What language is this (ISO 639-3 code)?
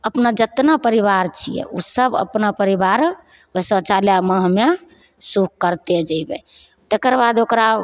mai